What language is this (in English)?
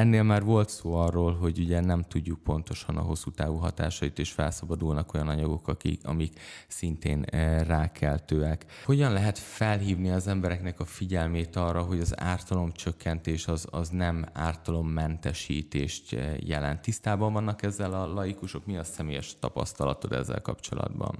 Hungarian